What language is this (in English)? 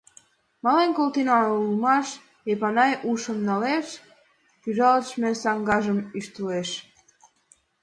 Mari